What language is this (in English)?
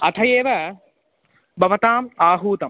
Sanskrit